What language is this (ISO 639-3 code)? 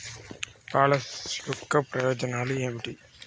tel